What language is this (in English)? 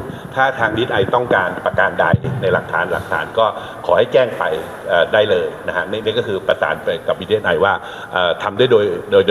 Thai